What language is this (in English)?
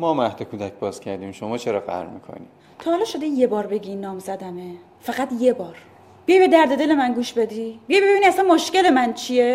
Persian